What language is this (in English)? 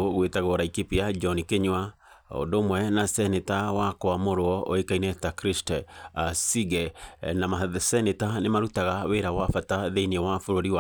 Kikuyu